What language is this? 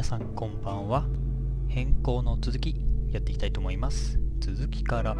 Japanese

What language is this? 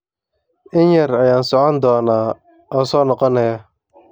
Somali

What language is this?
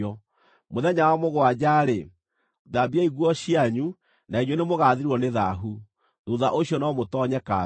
Kikuyu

